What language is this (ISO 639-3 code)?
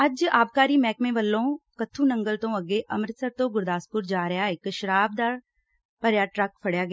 pan